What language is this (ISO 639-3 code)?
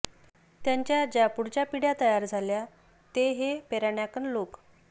mar